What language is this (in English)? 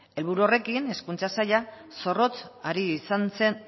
Basque